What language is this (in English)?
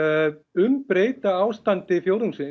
Icelandic